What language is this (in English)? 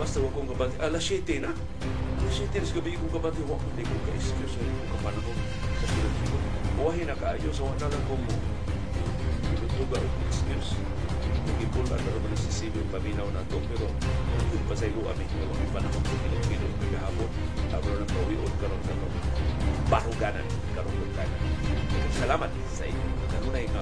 Filipino